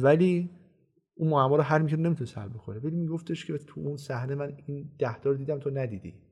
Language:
Persian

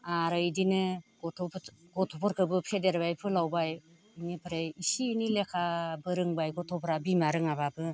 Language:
Bodo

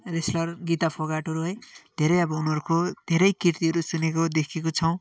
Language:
Nepali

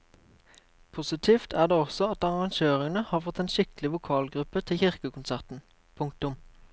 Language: Norwegian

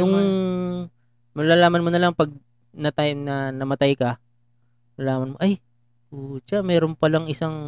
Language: Filipino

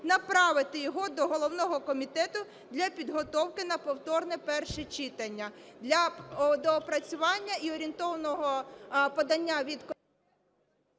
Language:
Ukrainian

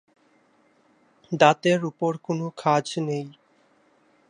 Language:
Bangla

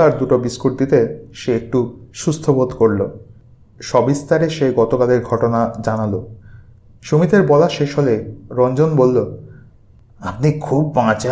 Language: Bangla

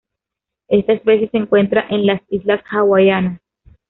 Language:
Spanish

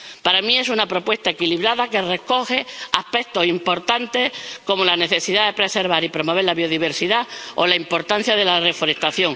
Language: Spanish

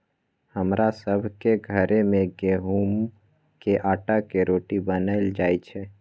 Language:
Magahi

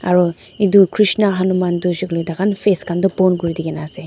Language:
Naga Pidgin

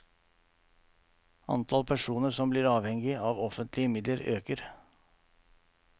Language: Norwegian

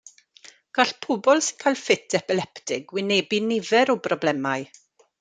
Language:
Welsh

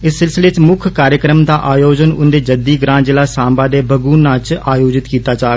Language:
Dogri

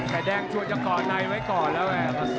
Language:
Thai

